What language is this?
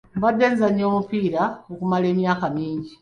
Ganda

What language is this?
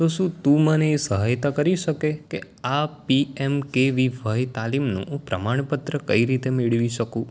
Gujarati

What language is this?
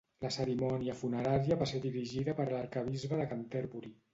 Catalan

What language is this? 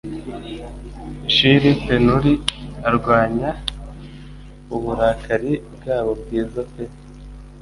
Kinyarwanda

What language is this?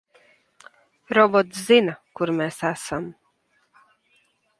Latvian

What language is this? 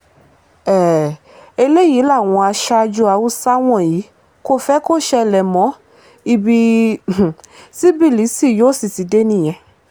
Yoruba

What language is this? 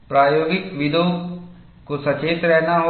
Hindi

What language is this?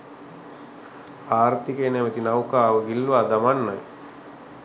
Sinhala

